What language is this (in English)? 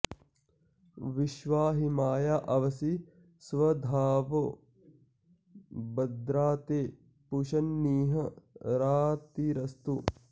Sanskrit